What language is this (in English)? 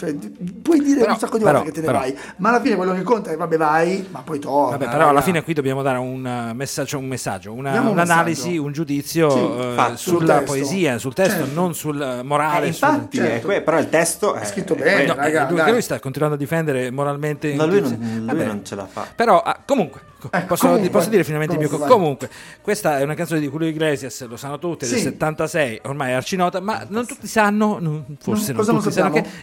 Italian